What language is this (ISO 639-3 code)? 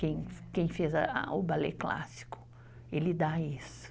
por